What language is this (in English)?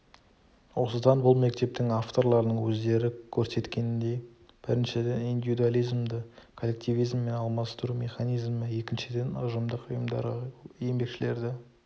Kazakh